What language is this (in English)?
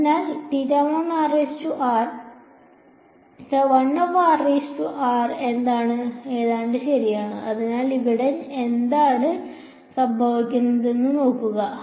Malayalam